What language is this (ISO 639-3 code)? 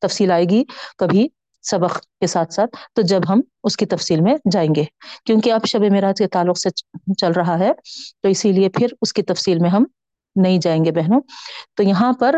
urd